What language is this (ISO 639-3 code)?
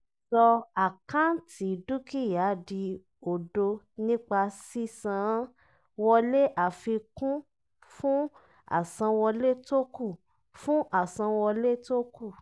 yor